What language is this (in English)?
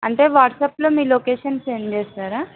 Telugu